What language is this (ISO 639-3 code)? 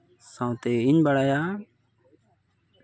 sat